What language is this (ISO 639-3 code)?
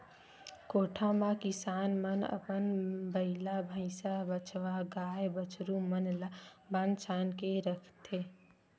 hne